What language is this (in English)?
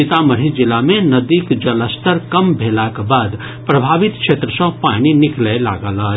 Maithili